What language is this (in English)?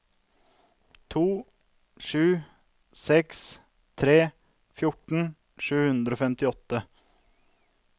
Norwegian